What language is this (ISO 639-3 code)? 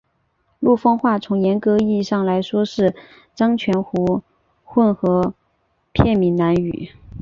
zho